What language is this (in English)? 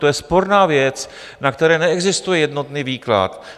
Czech